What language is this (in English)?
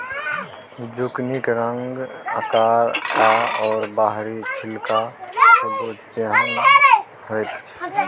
Maithili